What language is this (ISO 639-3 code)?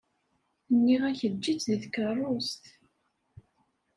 kab